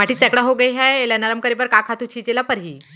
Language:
Chhattisgarhi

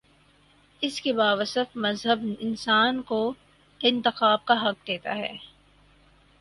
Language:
Urdu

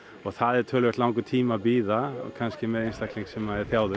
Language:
Icelandic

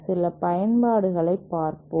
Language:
Tamil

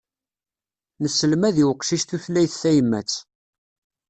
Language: Kabyle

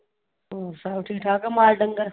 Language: Punjabi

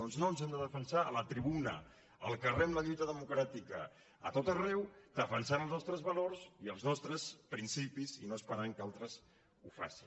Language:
Catalan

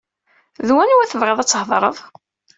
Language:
Kabyle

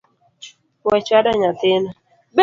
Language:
Luo (Kenya and Tanzania)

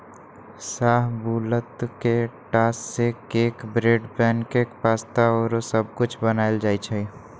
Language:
Magahi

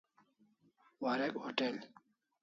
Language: Kalasha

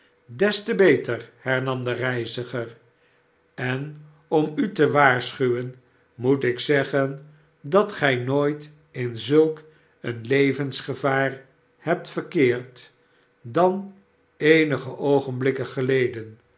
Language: Dutch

